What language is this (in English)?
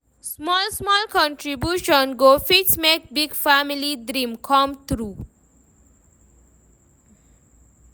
Nigerian Pidgin